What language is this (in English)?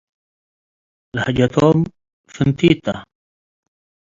Tigre